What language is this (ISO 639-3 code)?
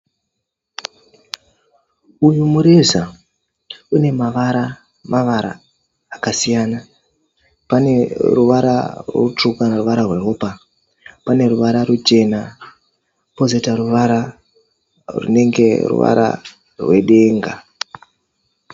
sna